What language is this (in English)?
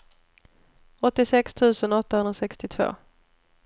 Swedish